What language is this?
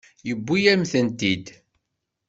Kabyle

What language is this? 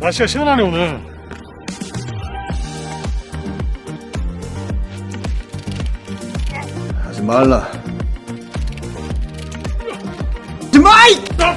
Korean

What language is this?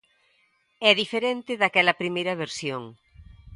Galician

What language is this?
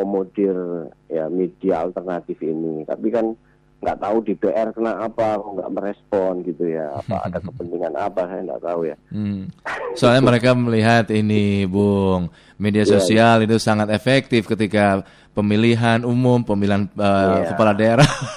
Indonesian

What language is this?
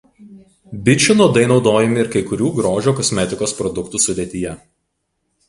Lithuanian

